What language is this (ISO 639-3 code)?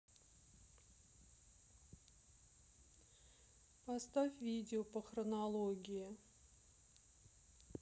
rus